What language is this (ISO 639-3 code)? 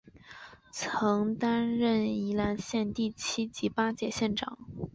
zho